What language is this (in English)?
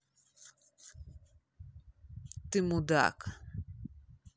Russian